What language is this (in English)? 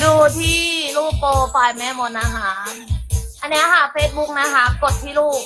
Thai